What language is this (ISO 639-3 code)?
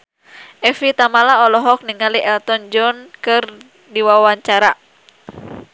sun